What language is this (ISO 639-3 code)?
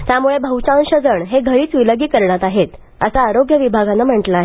mar